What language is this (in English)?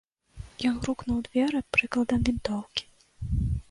Belarusian